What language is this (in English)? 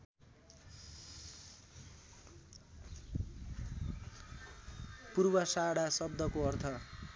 Nepali